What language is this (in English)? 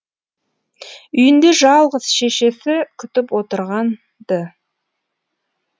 Kazakh